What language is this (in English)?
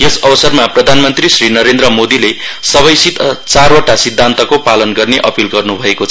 Nepali